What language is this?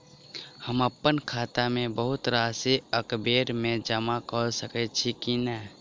Maithili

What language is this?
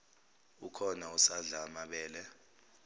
Zulu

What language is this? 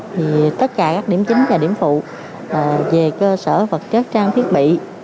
Vietnamese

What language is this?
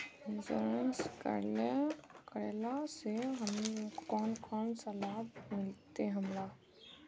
Magahi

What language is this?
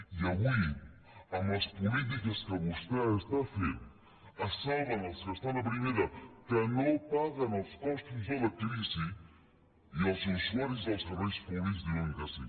Catalan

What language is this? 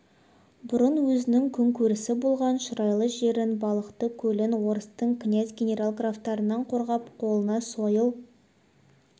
Kazakh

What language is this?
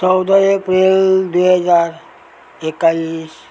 Nepali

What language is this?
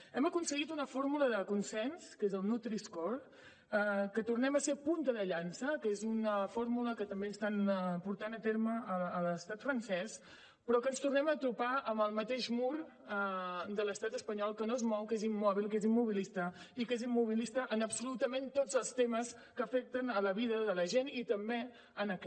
Catalan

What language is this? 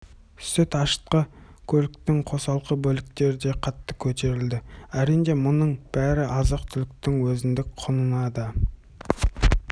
Kazakh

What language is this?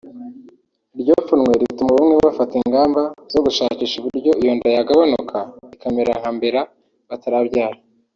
Kinyarwanda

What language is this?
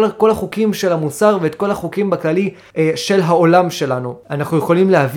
Hebrew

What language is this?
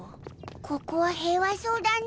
Japanese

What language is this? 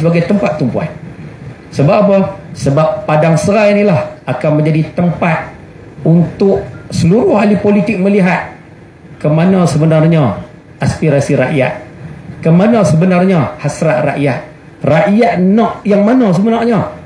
Malay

